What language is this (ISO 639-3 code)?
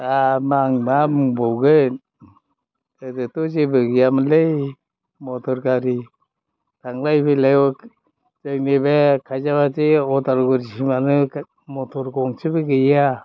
brx